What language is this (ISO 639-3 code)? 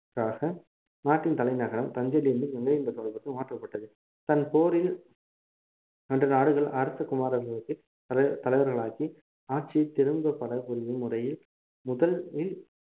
tam